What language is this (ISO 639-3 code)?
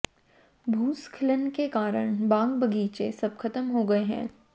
hin